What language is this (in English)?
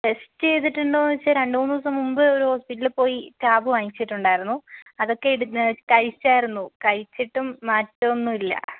Malayalam